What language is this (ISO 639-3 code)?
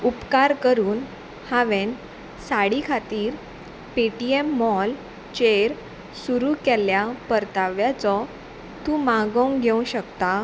kok